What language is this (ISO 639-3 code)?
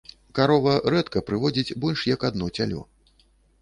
bel